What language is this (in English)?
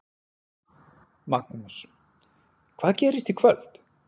Icelandic